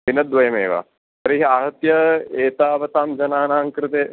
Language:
Sanskrit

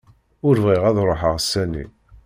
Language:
Kabyle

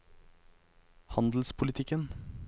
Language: Norwegian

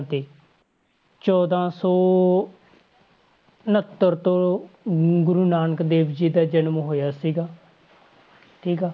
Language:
Punjabi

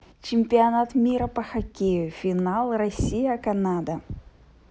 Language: Russian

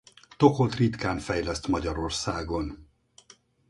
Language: Hungarian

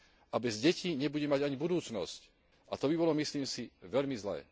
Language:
Slovak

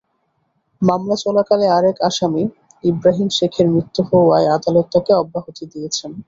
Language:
Bangla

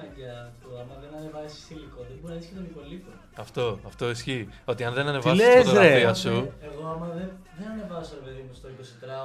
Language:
Greek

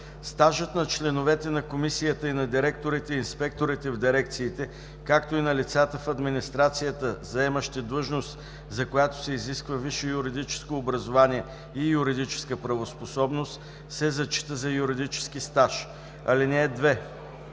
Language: Bulgarian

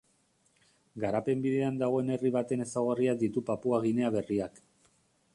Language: Basque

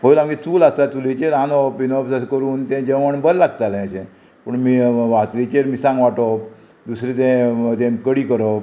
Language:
Konkani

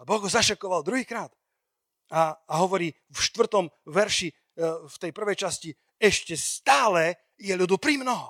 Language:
Slovak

